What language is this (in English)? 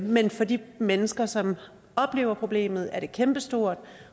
Danish